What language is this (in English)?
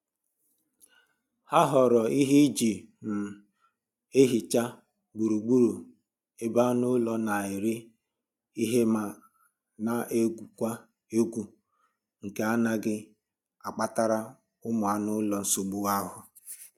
Igbo